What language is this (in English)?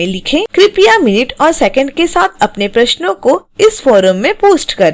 Hindi